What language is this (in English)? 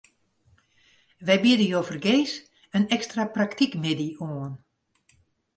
Western Frisian